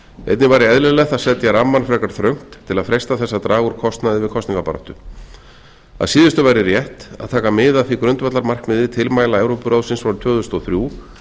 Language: Icelandic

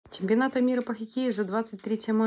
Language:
Russian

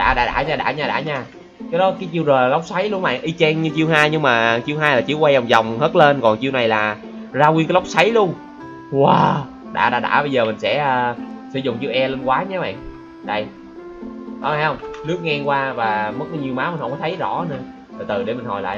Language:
Vietnamese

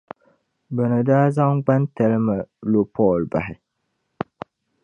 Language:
Dagbani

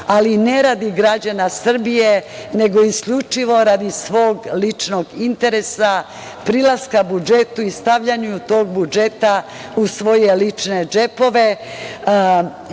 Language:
Serbian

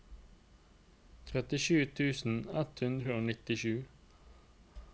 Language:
Norwegian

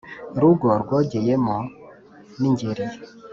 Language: Kinyarwanda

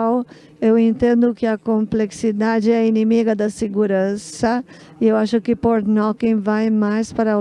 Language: Portuguese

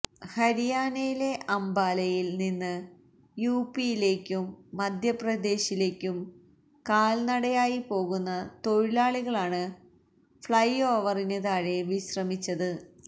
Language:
Malayalam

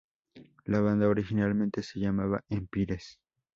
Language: Spanish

